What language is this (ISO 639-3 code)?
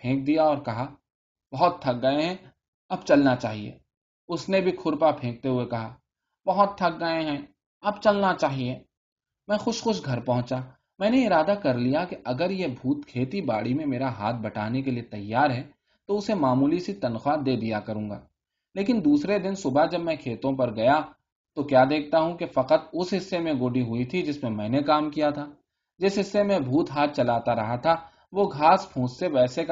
urd